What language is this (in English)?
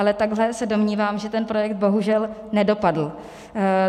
Czech